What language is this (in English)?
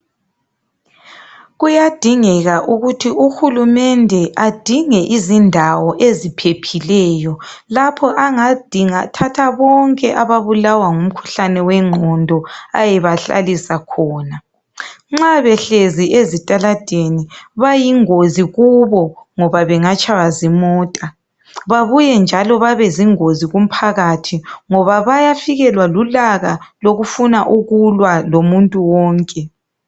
North Ndebele